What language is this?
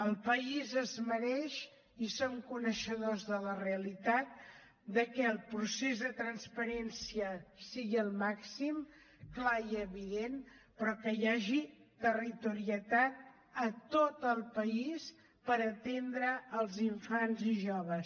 Catalan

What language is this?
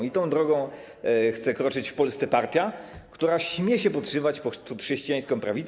Polish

